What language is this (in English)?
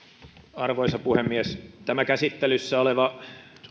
Finnish